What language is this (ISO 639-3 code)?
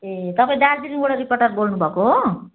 nep